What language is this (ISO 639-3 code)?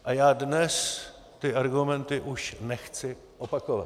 ces